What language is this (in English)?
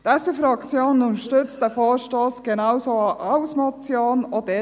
Swiss German